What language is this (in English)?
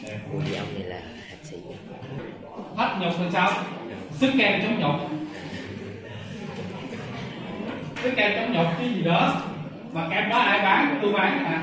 Vietnamese